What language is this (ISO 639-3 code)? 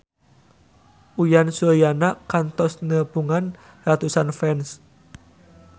sun